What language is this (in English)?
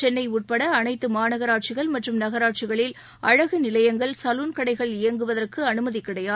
Tamil